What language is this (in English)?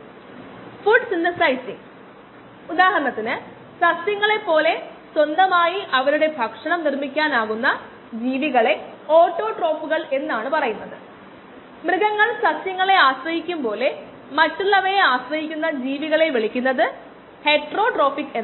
Malayalam